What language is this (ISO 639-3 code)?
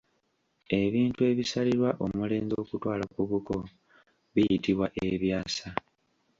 lug